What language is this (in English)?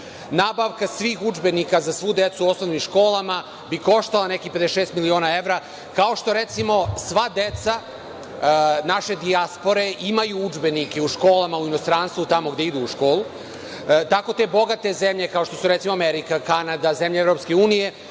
Serbian